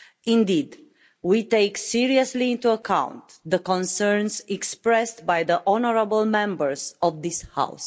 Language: English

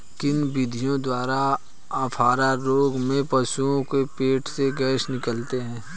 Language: Hindi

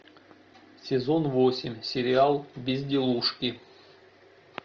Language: Russian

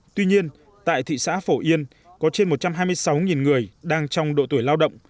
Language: Vietnamese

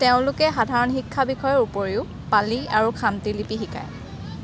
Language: Assamese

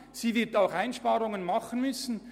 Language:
Swiss German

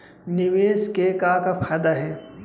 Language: Chhattisgarhi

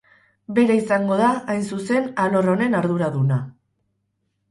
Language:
Basque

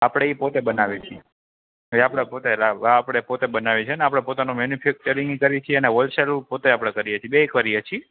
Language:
Gujarati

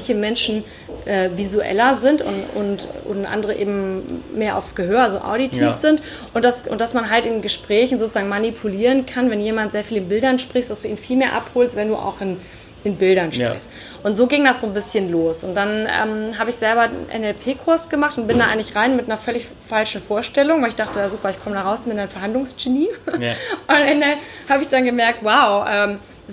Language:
German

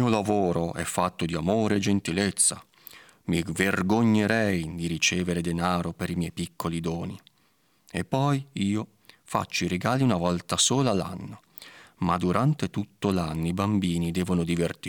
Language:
Italian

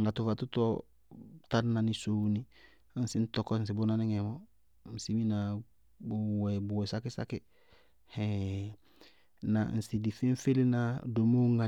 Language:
Bago-Kusuntu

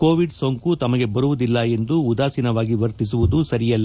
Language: Kannada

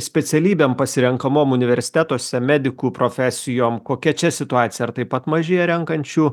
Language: Lithuanian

